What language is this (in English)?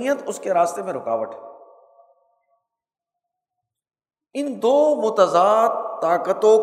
Urdu